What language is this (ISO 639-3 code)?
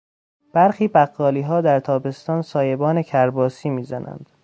fas